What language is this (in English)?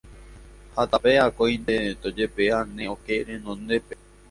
Guarani